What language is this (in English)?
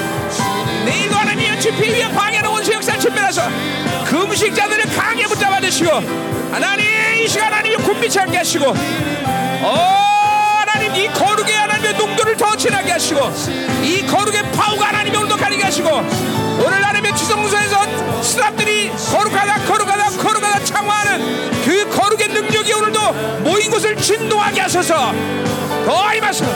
Korean